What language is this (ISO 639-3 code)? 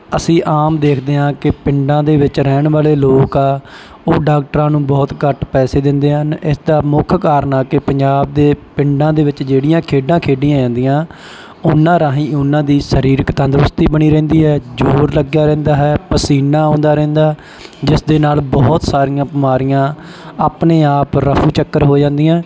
pan